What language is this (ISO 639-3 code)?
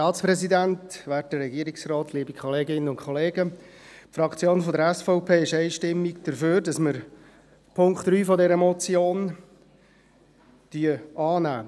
gsw